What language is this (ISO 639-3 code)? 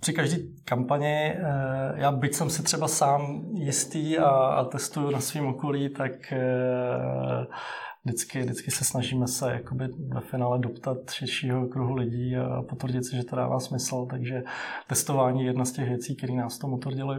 ces